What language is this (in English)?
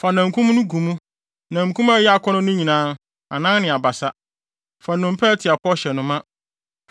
Akan